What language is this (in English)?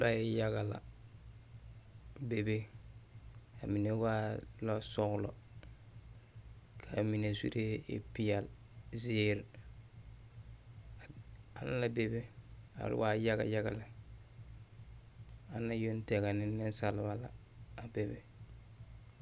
Southern Dagaare